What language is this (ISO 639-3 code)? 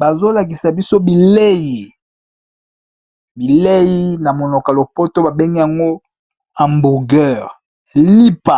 lin